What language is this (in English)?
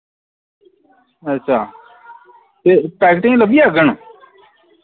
Dogri